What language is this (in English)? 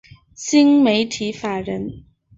Chinese